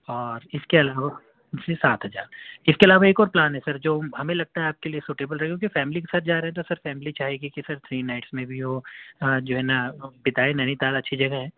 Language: Urdu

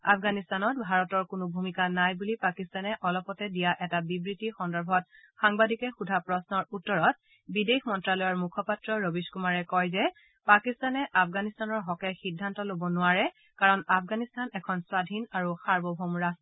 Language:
Assamese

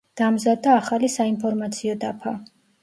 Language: Georgian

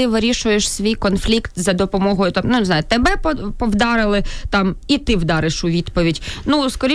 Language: Ukrainian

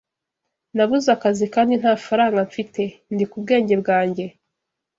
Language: Kinyarwanda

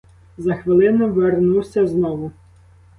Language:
Ukrainian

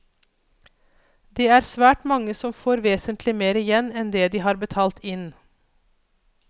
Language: Norwegian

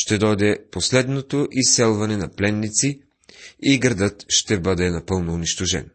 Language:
Bulgarian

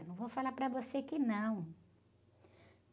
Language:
Portuguese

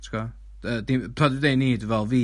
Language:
Welsh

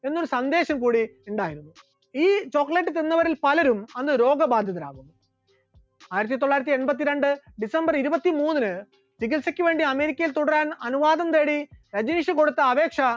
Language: Malayalam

